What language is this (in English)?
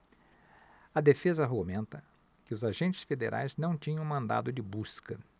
Portuguese